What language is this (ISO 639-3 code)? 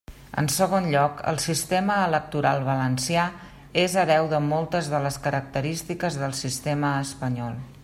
cat